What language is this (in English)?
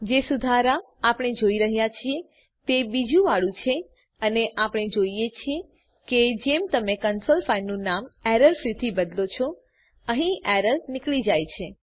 Gujarati